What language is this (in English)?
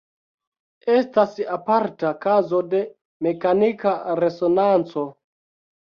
Esperanto